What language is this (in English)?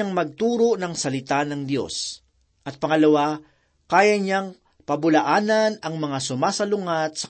Filipino